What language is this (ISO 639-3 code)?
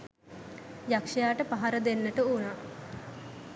sin